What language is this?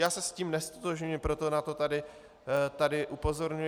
Czech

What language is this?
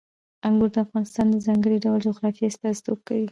Pashto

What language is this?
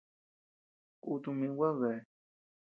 Tepeuxila Cuicatec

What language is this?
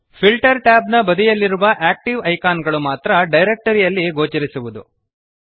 Kannada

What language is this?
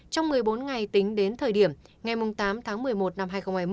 Vietnamese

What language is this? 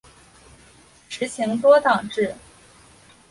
Chinese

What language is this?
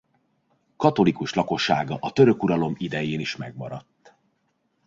Hungarian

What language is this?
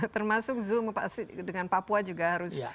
Indonesian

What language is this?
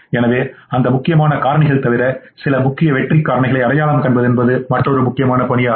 Tamil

